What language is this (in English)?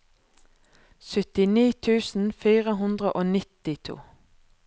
Norwegian